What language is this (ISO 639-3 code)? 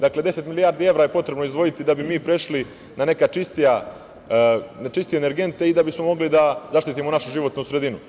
srp